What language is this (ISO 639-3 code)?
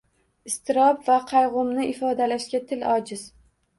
uzb